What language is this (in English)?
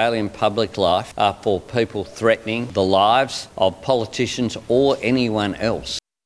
Bulgarian